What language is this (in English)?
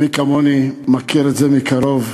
Hebrew